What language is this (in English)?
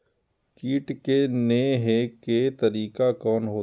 Maithili